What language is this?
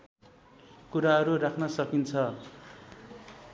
Nepali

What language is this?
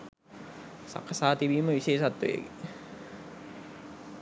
Sinhala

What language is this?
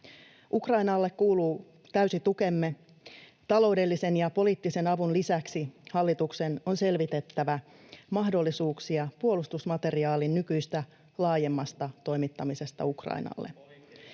Finnish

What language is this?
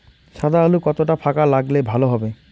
Bangla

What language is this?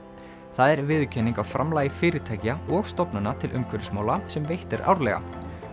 Icelandic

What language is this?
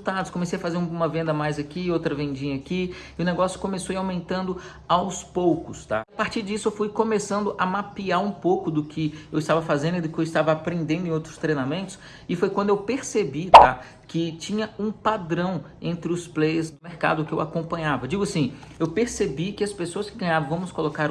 Portuguese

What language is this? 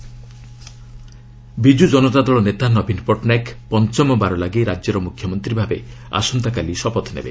Odia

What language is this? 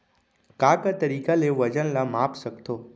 Chhattisgarhi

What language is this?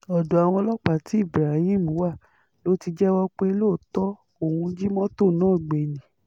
Yoruba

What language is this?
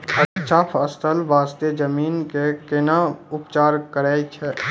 Maithili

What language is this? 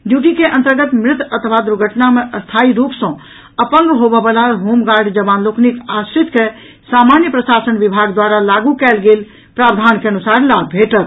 Maithili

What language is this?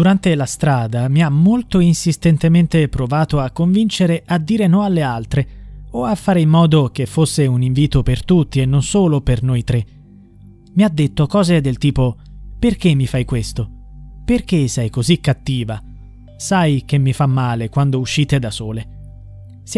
Italian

